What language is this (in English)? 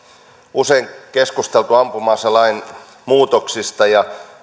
Finnish